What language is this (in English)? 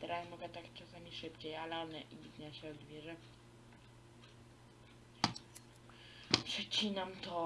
Polish